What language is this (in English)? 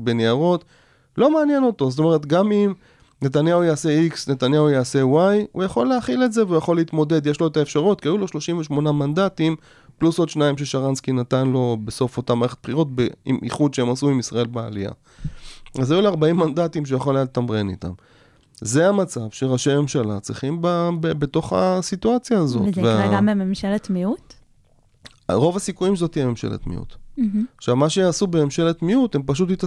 Hebrew